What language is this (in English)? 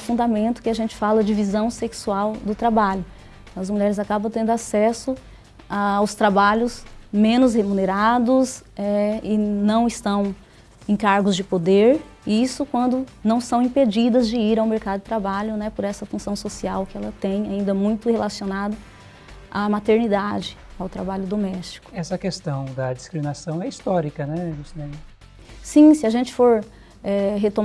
Portuguese